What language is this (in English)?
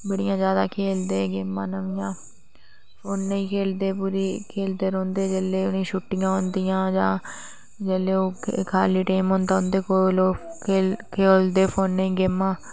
Dogri